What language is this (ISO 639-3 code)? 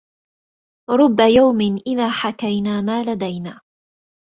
ara